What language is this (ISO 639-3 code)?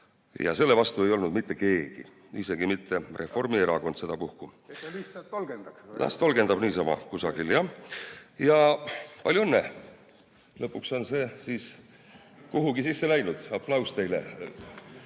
est